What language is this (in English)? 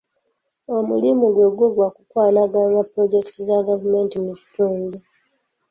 Ganda